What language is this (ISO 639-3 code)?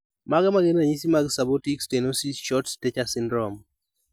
luo